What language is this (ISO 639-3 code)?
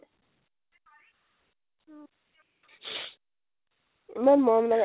asm